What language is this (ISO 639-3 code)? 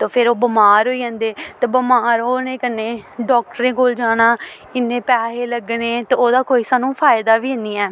doi